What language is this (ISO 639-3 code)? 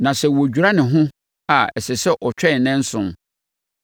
aka